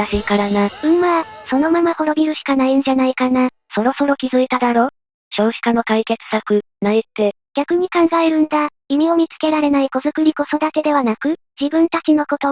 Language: Japanese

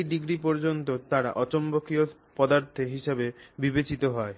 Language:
Bangla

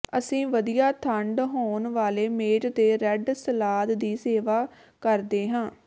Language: Punjabi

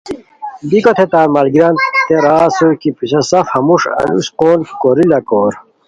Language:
Khowar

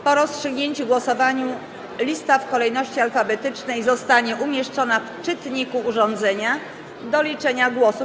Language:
Polish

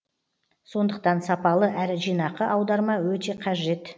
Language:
Kazakh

